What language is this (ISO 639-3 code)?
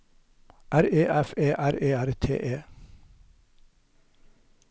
nor